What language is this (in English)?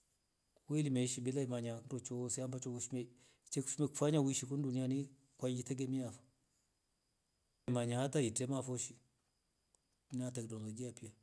Rombo